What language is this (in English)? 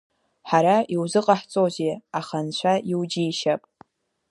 Abkhazian